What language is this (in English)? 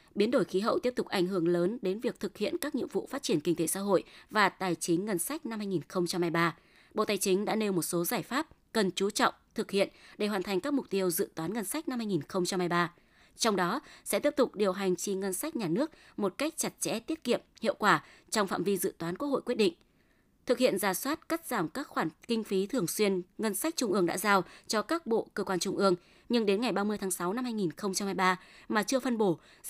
Vietnamese